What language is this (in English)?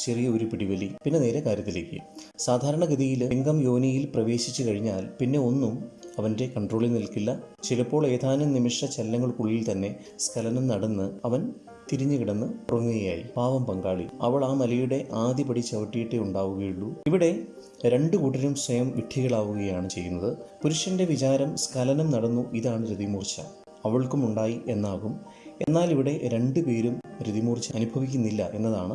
Malayalam